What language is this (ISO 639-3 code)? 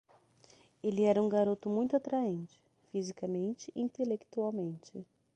por